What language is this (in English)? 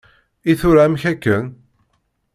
Kabyle